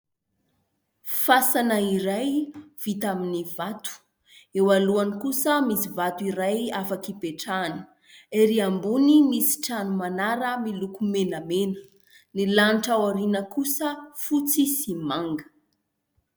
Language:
Malagasy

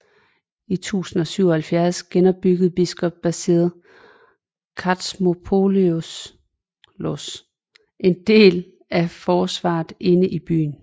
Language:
Danish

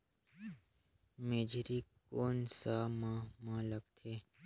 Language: Chhattisgarhi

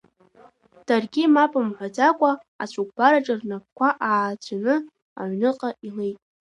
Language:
Abkhazian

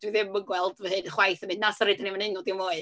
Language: Welsh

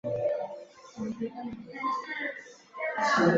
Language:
Chinese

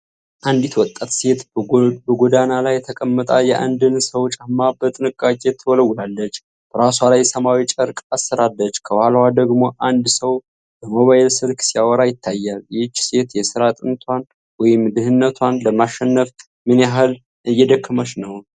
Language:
Amharic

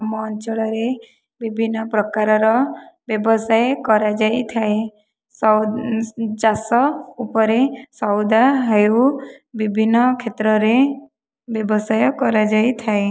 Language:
Odia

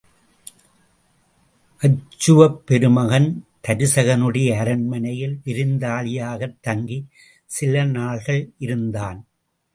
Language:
Tamil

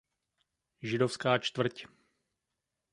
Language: Czech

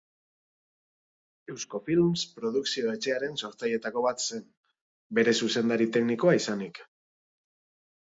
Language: Basque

